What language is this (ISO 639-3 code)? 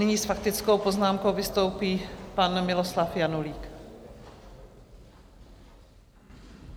ces